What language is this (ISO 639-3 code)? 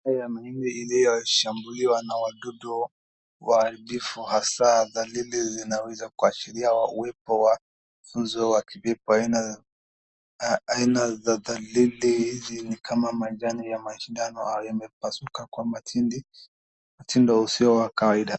swa